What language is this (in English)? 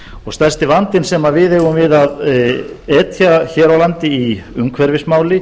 Icelandic